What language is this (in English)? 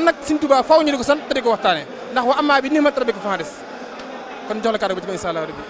French